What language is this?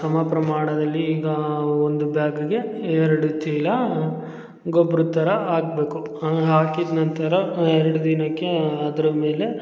Kannada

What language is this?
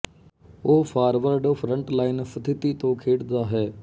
Punjabi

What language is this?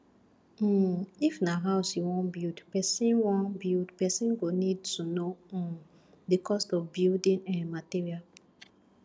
Nigerian Pidgin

